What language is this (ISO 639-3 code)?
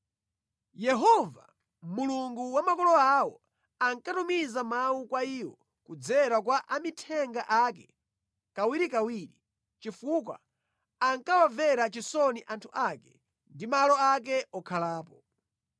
nya